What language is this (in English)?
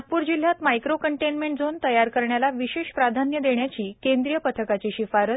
Marathi